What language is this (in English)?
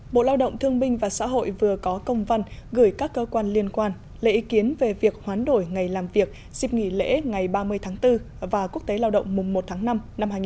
Vietnamese